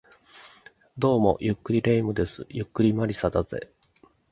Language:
Japanese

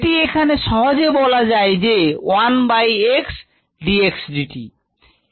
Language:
Bangla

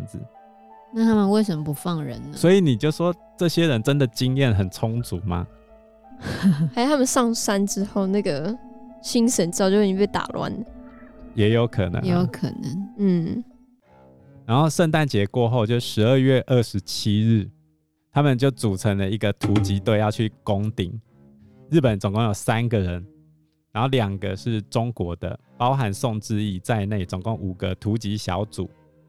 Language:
Chinese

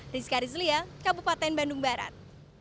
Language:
Indonesian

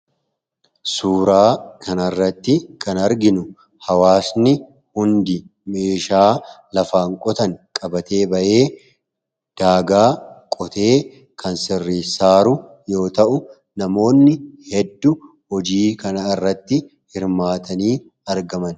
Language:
Oromo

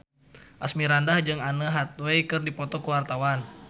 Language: Sundanese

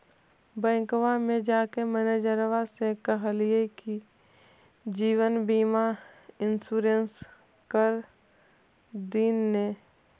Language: Magahi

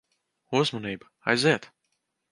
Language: Latvian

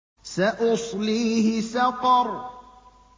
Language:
Arabic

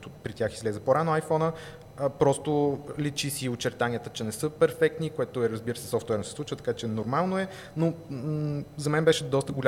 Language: Bulgarian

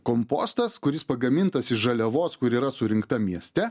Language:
Lithuanian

